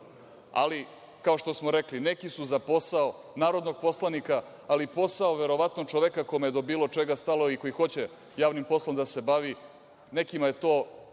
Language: Serbian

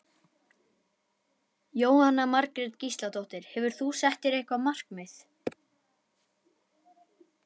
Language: Icelandic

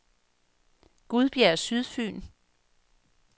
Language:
Danish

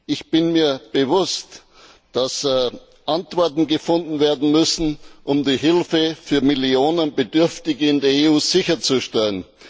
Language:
German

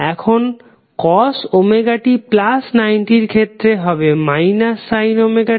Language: Bangla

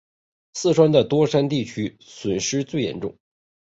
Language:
Chinese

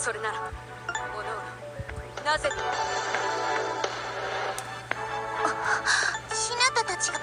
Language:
Japanese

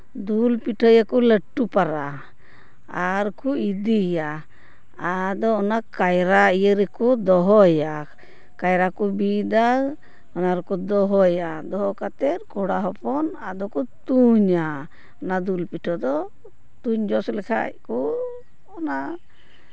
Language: Santali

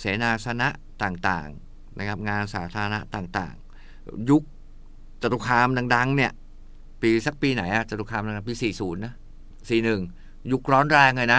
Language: Thai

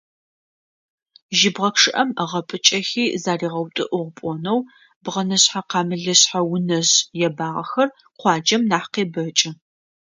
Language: Adyghe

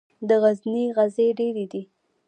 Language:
Pashto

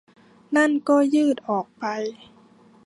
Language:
Thai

